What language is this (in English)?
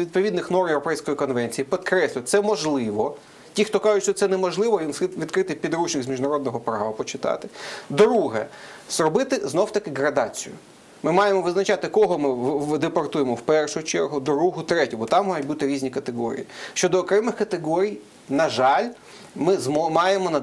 Ukrainian